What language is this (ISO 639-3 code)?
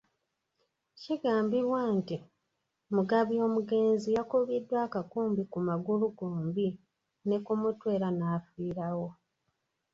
lug